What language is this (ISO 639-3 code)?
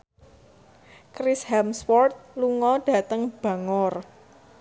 jav